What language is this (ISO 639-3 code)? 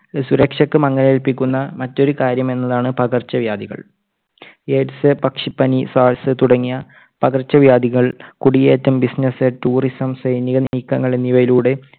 mal